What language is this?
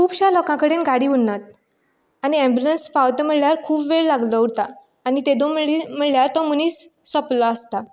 Konkani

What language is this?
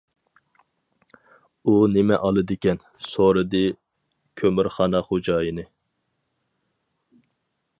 Uyghur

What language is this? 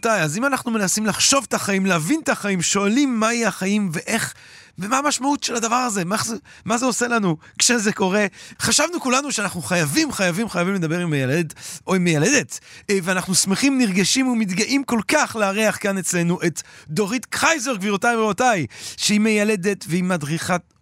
Hebrew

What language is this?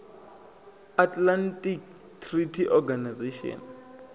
Venda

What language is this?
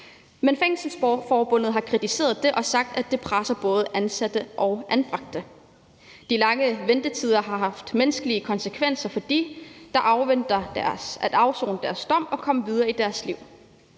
Danish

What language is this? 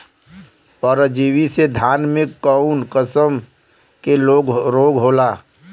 Bhojpuri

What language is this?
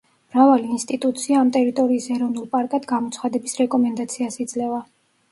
Georgian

